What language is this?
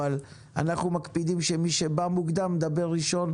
Hebrew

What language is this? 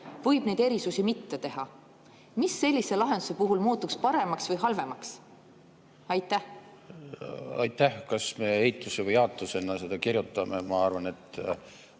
Estonian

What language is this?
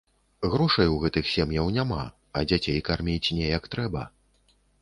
Belarusian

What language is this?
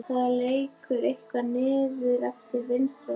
Icelandic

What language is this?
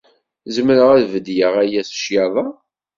Kabyle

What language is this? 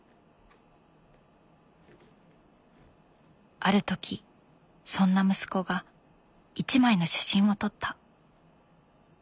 Japanese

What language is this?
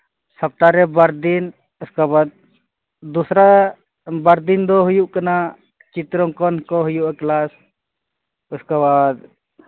Santali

